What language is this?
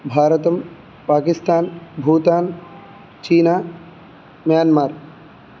Sanskrit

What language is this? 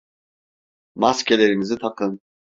Turkish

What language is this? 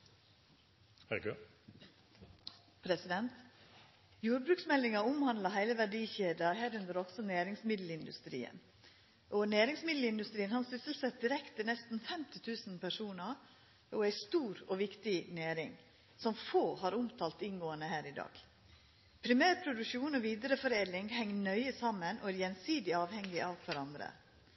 Norwegian Nynorsk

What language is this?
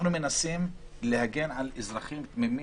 Hebrew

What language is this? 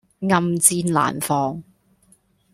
Cantonese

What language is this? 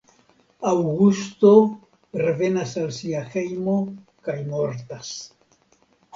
Esperanto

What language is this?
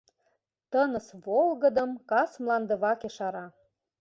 Mari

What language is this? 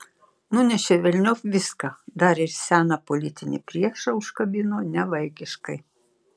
Lithuanian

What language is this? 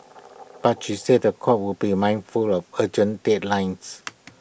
English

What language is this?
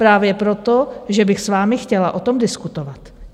Czech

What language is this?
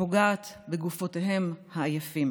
Hebrew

